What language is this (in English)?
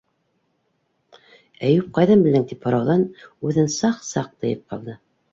Bashkir